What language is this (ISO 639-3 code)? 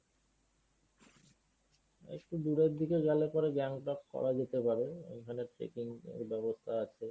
ben